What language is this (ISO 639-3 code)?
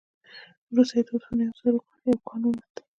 pus